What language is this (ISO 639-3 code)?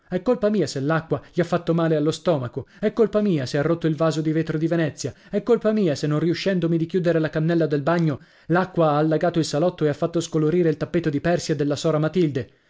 ita